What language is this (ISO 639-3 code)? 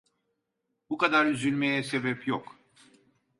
tur